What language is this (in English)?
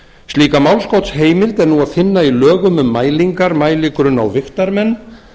Icelandic